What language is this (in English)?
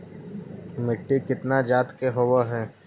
Magahi